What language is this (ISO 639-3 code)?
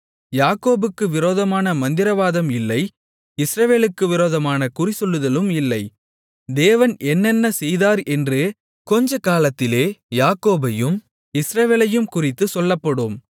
tam